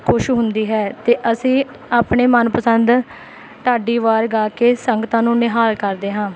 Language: Punjabi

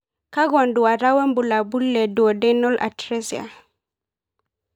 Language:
Masai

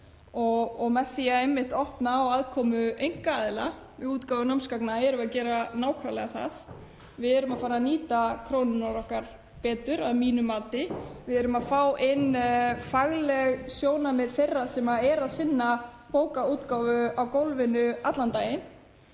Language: Icelandic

